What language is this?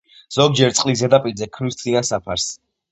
Georgian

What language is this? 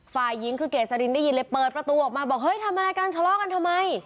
Thai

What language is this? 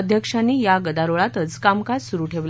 Marathi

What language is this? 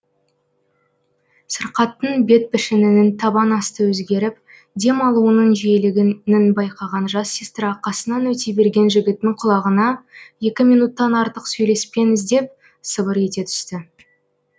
Kazakh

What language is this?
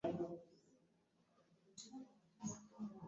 Ganda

